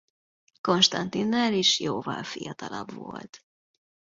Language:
Hungarian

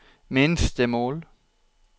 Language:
Norwegian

